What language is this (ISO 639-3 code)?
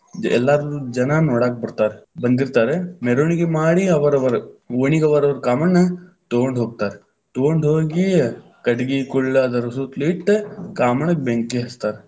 kan